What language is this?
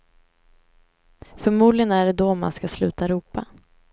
Swedish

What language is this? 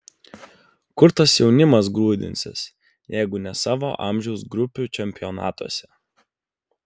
Lithuanian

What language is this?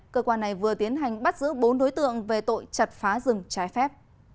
Vietnamese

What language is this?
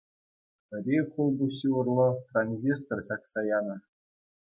Chuvash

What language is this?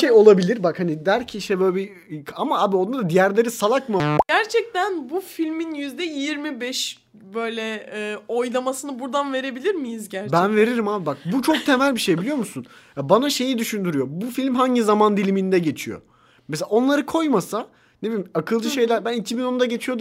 Turkish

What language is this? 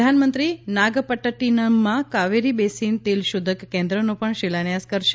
Gujarati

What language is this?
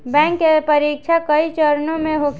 Bhojpuri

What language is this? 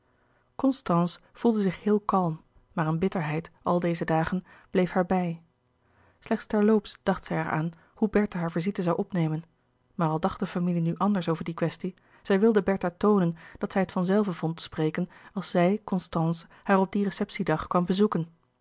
Dutch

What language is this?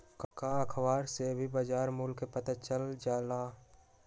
Magahi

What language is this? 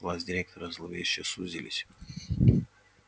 Russian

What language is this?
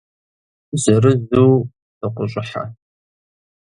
Kabardian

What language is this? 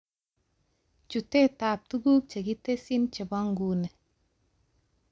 Kalenjin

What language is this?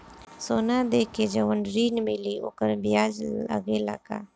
Bhojpuri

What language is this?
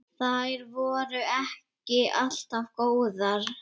Icelandic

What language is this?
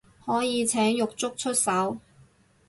Cantonese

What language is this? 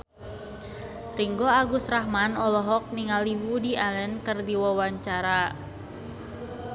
Sundanese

